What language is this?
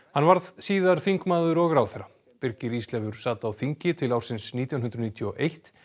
Icelandic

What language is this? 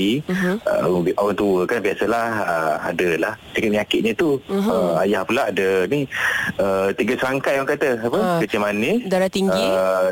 Malay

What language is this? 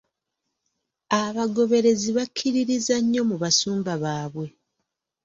Ganda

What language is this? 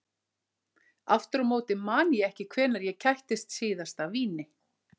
Icelandic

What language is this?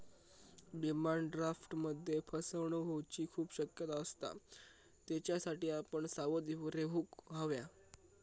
Marathi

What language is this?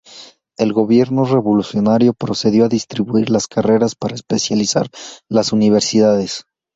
Spanish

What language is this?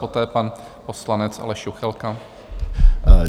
Czech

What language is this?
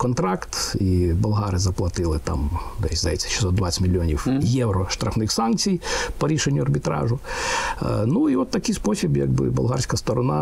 Ukrainian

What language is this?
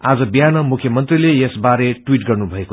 Nepali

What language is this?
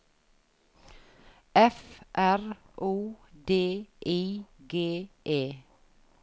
Norwegian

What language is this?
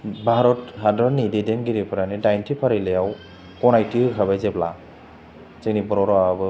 Bodo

